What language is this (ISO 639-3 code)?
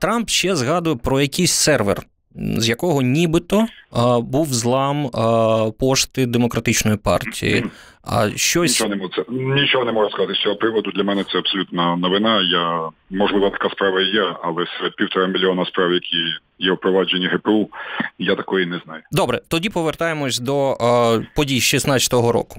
ukr